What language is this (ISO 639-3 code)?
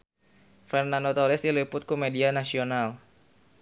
sun